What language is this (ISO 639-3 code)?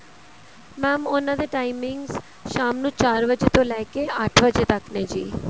pan